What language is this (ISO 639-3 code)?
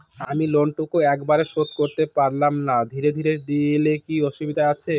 ben